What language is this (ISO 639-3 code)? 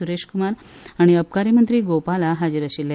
kok